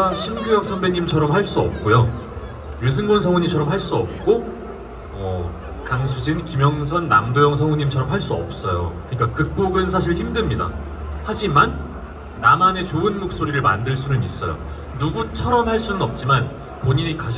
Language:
Korean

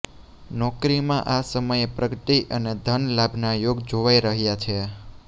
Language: Gujarati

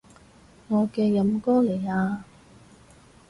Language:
Cantonese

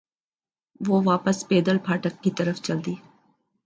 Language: Urdu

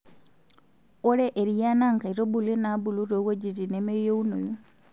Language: Masai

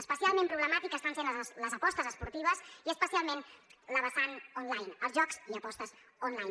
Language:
Catalan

